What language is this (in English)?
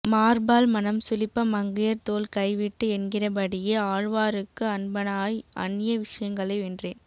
Tamil